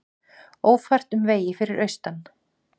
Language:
Icelandic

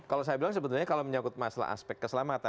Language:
Indonesian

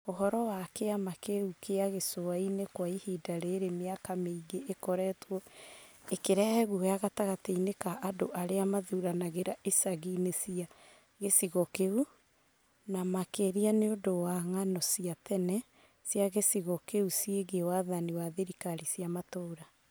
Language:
Kikuyu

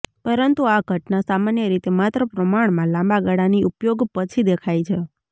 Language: Gujarati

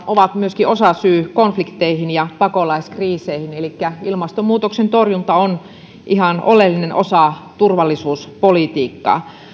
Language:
Finnish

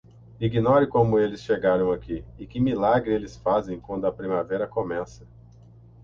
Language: Portuguese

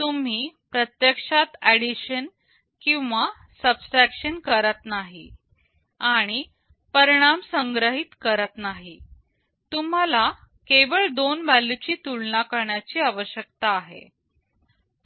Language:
Marathi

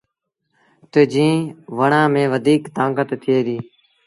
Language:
Sindhi Bhil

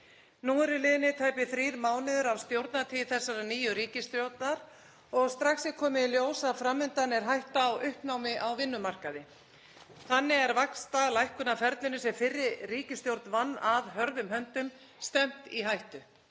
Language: Icelandic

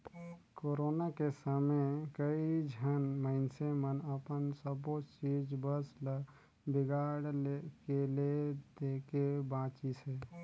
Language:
Chhattisgarhi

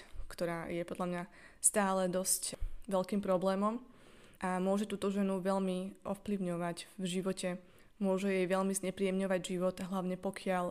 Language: Slovak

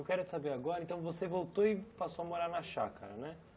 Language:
Portuguese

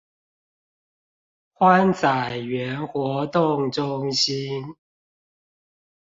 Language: Chinese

